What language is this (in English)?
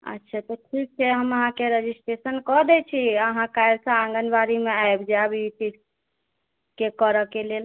Maithili